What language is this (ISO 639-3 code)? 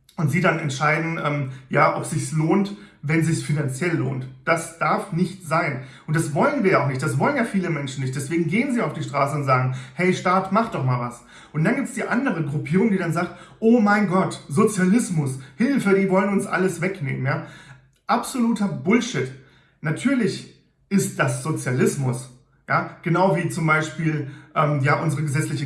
deu